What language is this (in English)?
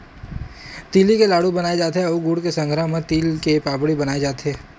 Chhattisgarhi